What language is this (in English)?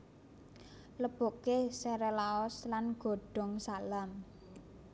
Javanese